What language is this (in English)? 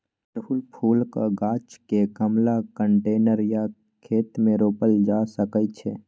Maithili